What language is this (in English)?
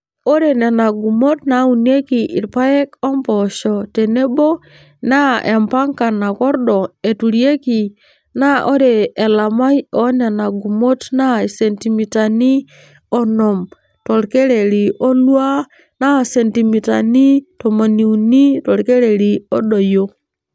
Masai